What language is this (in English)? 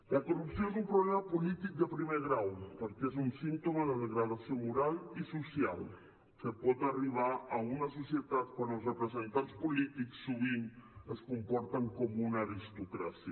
Catalan